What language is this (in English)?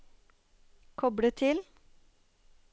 Norwegian